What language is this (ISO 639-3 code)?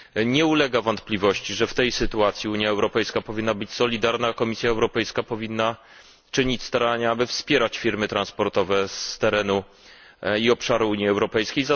pol